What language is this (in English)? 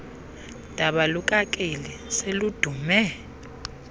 Xhosa